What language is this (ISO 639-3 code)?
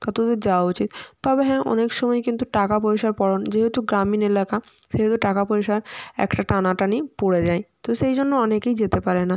ben